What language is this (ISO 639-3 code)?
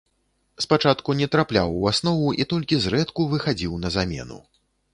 bel